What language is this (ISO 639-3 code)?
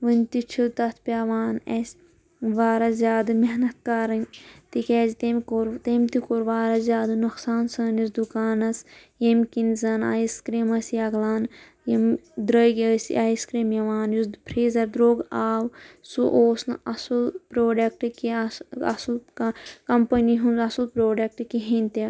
kas